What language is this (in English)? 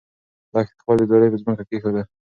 Pashto